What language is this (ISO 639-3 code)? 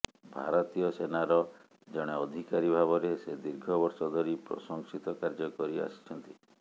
ori